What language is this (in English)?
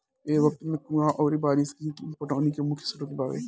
Bhojpuri